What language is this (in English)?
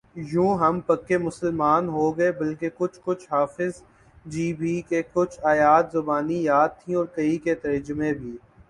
Urdu